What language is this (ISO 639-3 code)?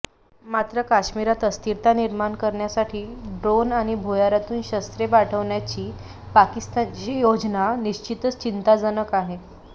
mar